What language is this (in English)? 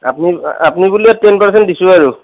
Assamese